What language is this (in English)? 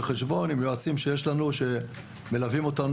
Hebrew